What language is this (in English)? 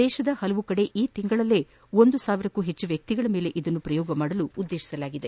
Kannada